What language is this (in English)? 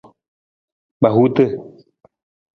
Nawdm